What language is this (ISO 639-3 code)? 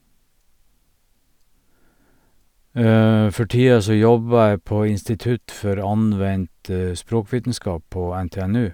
nor